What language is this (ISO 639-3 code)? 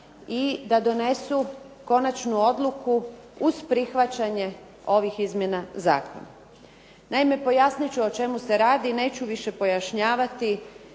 hrv